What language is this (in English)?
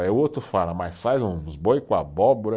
Portuguese